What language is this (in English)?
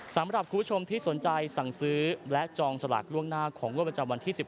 Thai